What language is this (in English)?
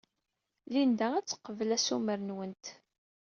Kabyle